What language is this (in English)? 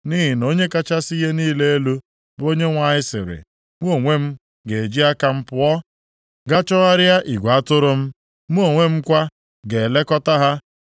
Igbo